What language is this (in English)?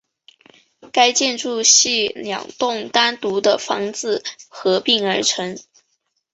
Chinese